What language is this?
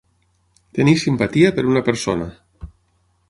Catalan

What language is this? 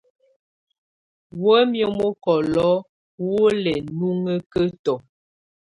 Tunen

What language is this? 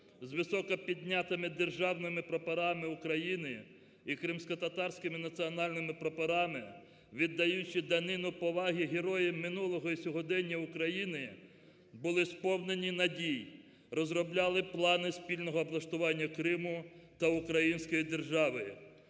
Ukrainian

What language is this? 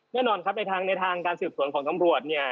Thai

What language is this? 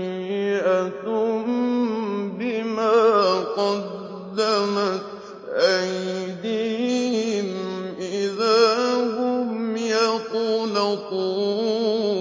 Arabic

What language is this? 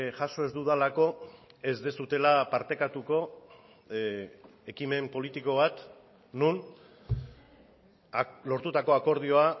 Basque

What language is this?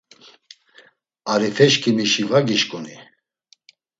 Laz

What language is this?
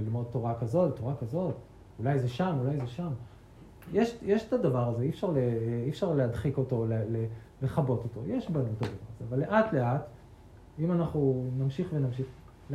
Hebrew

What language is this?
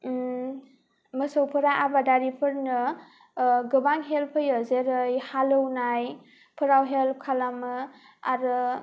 Bodo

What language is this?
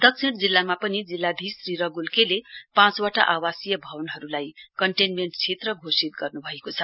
Nepali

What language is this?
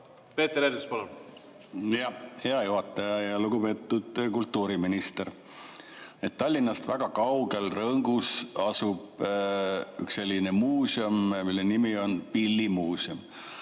Estonian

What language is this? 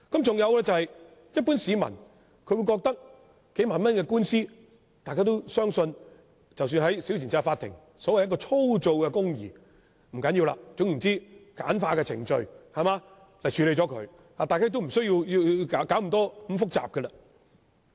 Cantonese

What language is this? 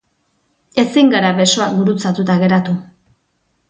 Basque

